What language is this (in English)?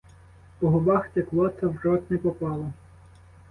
Ukrainian